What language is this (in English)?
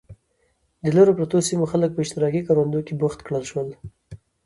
Pashto